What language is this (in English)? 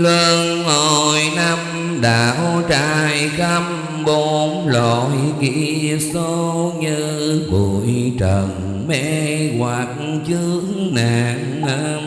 Vietnamese